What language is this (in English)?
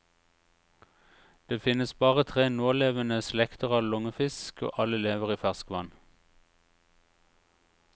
Norwegian